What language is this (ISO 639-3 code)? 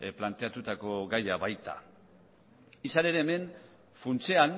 eus